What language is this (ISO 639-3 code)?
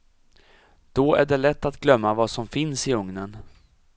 swe